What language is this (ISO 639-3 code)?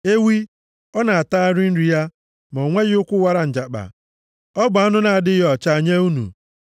ibo